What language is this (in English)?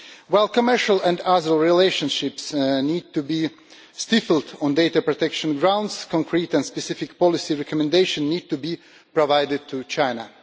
English